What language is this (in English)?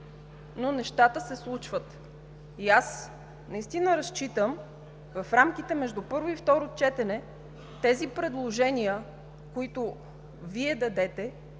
Bulgarian